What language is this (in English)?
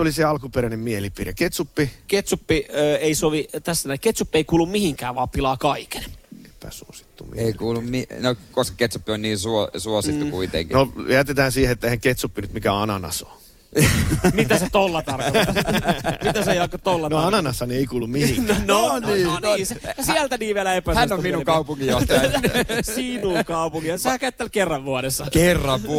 Finnish